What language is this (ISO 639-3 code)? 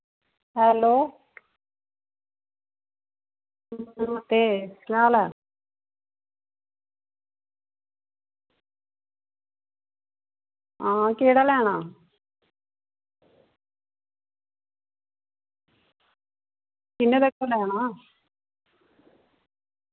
doi